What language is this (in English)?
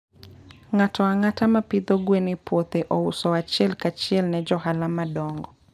Luo (Kenya and Tanzania)